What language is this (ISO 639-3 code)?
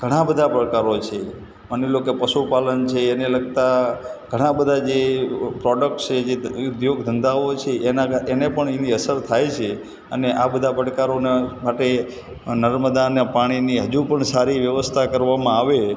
guj